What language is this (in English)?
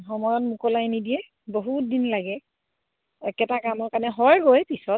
Assamese